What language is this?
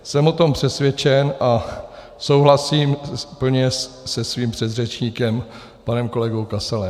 Czech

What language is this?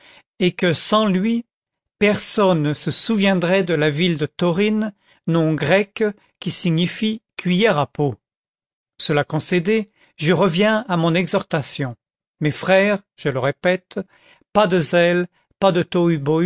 French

